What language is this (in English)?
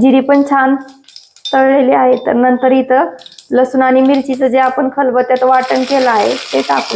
Hindi